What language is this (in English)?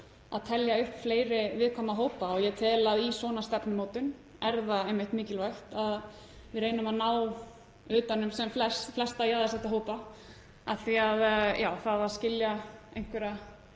Icelandic